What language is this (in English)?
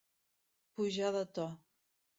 Catalan